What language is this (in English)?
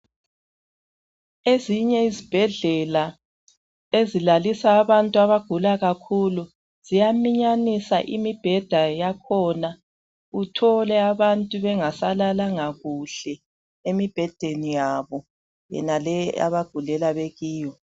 North Ndebele